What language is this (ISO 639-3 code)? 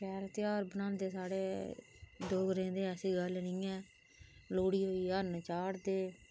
doi